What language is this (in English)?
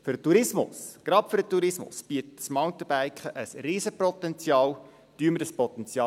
Swiss German